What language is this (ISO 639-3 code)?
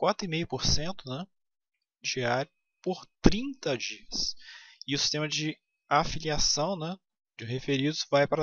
por